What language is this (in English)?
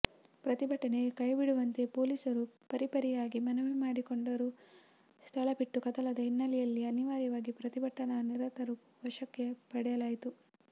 Kannada